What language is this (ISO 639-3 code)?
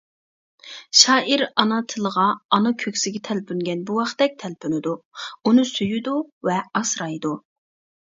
uig